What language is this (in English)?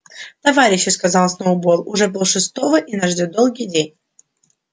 Russian